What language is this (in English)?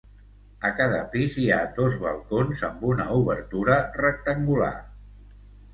Catalan